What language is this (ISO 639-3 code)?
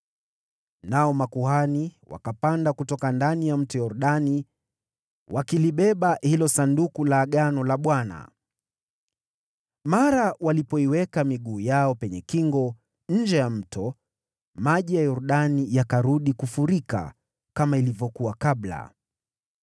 swa